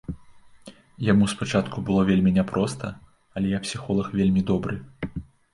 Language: Belarusian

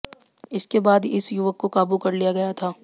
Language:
Hindi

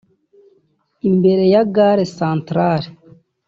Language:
Kinyarwanda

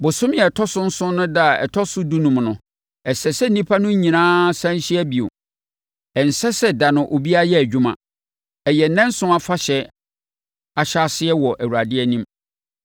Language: Akan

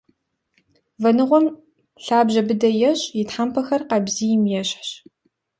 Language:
Kabardian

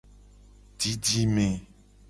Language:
Gen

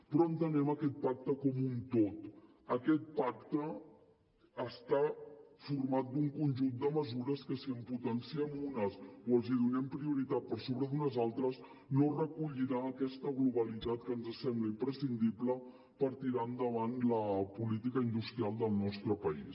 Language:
Catalan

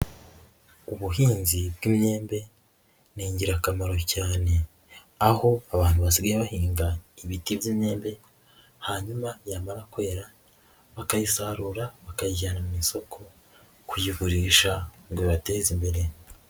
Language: Kinyarwanda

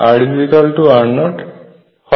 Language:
Bangla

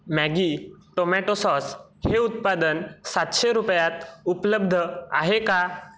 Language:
Marathi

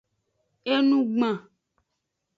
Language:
Aja (Benin)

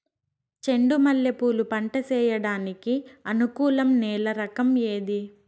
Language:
Telugu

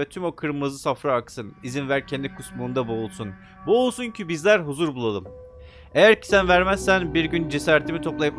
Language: Turkish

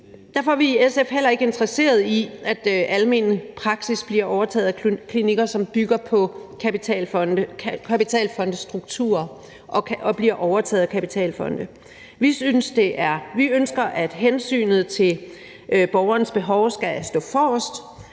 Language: Danish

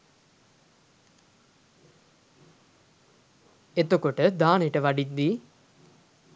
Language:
Sinhala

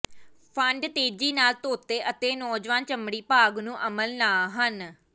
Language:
Punjabi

